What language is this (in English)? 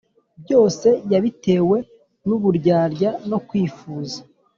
Kinyarwanda